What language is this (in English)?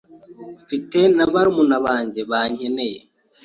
Kinyarwanda